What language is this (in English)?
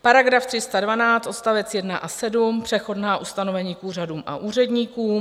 Czech